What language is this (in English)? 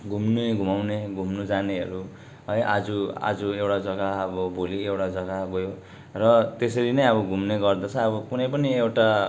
Nepali